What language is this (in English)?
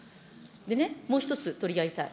Japanese